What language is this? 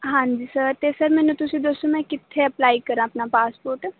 Punjabi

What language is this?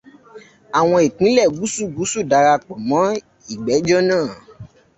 Yoruba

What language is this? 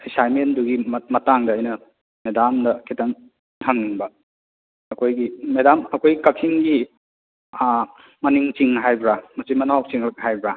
Manipuri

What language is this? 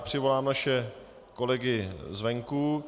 Czech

